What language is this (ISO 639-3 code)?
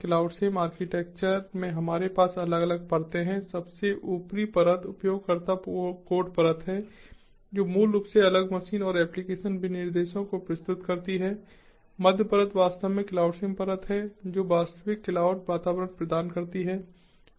hin